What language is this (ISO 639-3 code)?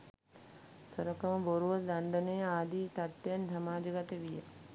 sin